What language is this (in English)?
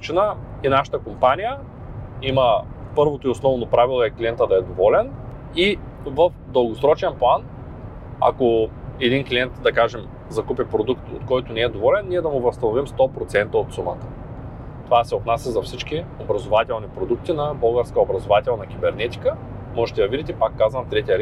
Bulgarian